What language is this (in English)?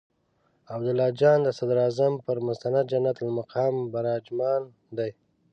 Pashto